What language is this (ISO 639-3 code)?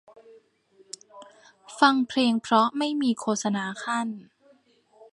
tha